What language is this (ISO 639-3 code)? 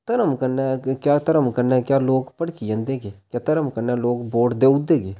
doi